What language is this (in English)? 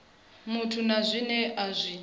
Venda